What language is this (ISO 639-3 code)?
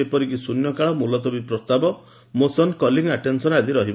ori